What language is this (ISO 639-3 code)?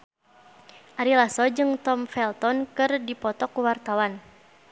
sun